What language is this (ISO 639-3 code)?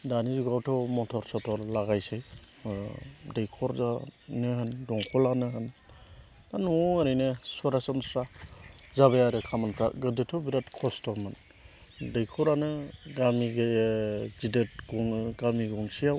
brx